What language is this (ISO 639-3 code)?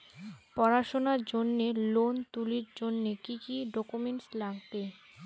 ben